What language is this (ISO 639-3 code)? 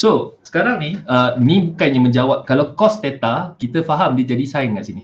msa